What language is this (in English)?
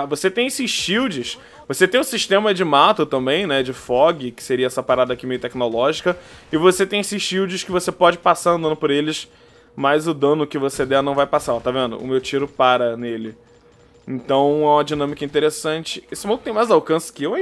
Portuguese